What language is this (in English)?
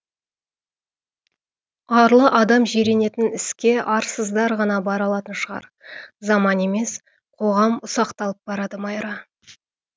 Kazakh